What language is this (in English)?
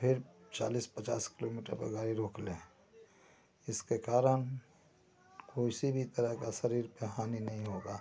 Hindi